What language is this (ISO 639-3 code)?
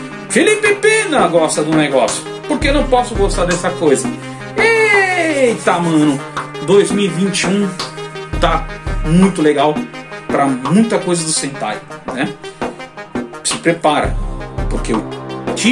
por